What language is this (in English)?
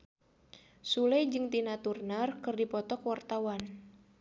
Sundanese